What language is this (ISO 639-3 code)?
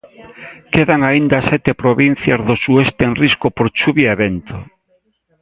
glg